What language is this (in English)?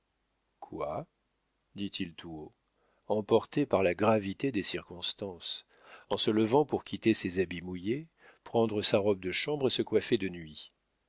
French